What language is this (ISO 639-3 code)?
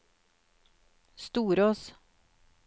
nor